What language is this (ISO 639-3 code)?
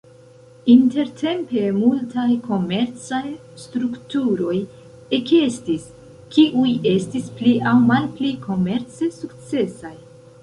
epo